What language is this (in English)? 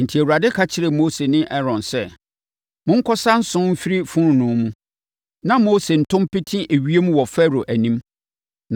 Akan